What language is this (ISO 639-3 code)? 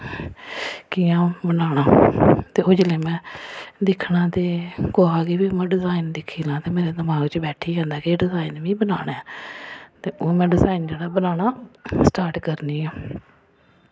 doi